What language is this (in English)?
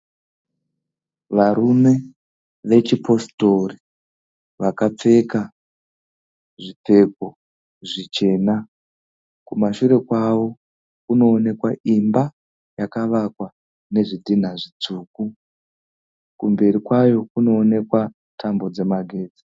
Shona